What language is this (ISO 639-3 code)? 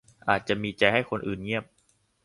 tha